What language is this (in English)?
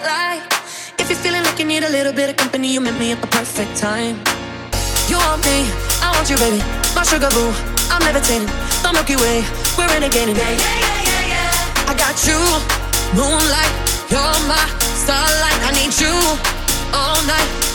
English